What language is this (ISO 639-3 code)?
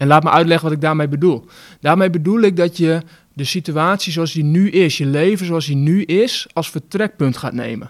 nld